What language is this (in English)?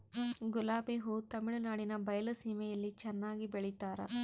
Kannada